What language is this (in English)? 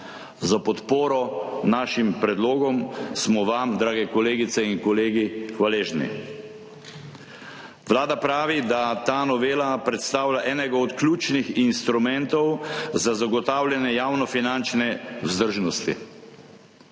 Slovenian